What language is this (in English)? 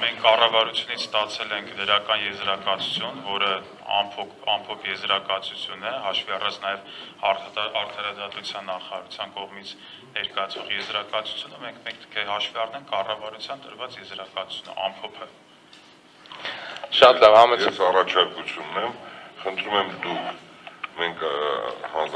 Romanian